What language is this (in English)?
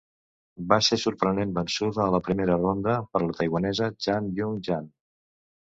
Catalan